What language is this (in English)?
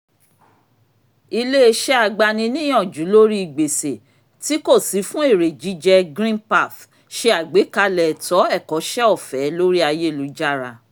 Yoruba